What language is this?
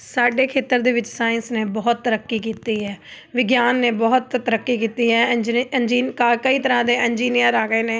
Punjabi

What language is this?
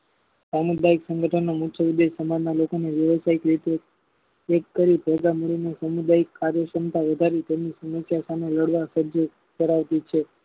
Gujarati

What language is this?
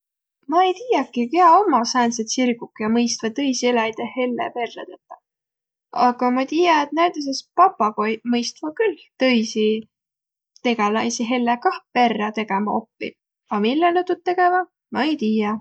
Võro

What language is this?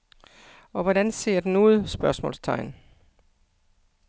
Danish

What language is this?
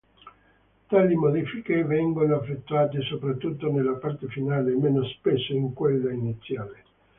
Italian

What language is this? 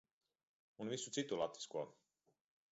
Latvian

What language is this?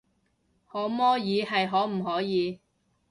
Cantonese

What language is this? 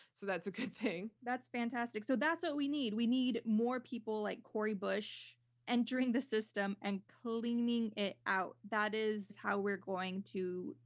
English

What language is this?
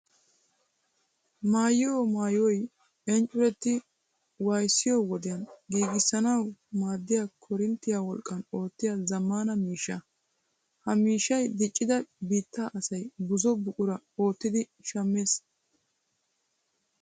Wolaytta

